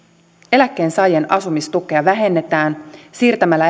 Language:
Finnish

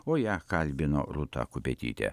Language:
Lithuanian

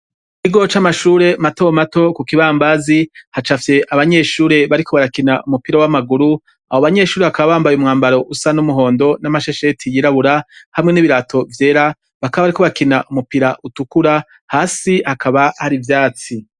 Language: Rundi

